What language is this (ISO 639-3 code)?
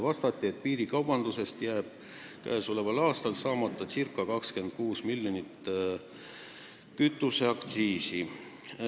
est